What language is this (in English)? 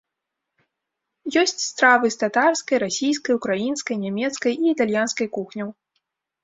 Belarusian